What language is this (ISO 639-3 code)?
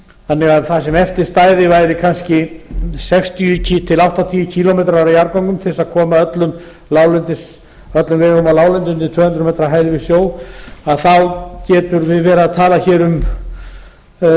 isl